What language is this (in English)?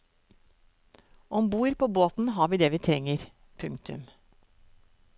Norwegian